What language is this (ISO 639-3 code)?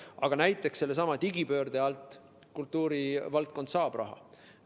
est